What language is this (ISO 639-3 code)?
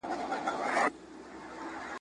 pus